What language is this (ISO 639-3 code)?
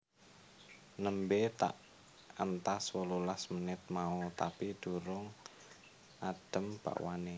jav